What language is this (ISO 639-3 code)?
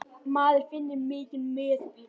isl